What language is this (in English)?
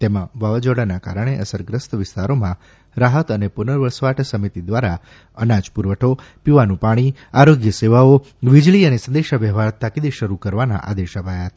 Gujarati